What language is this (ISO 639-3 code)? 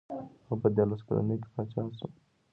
pus